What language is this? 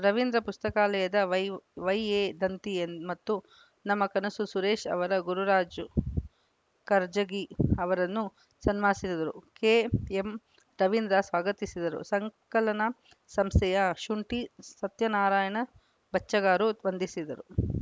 Kannada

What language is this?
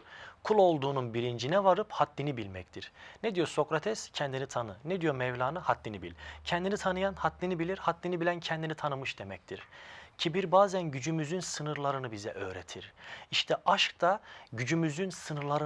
Turkish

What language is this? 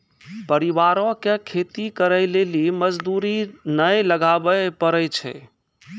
Maithili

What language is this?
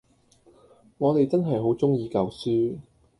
Cantonese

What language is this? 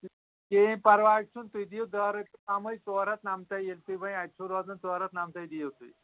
Kashmiri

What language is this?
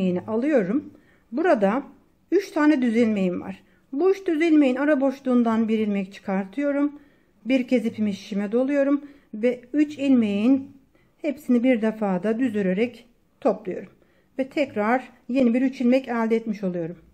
Turkish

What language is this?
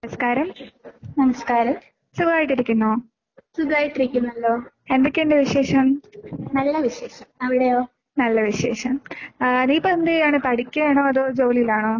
Malayalam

